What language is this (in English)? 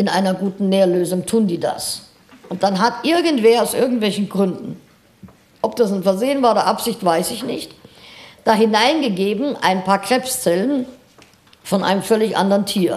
German